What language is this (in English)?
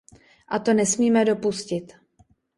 Czech